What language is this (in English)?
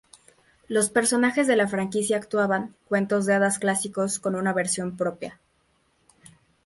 Spanish